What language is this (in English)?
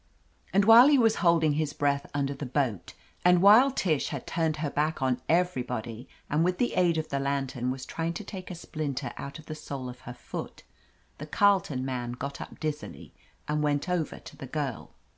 English